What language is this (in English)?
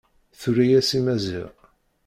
Kabyle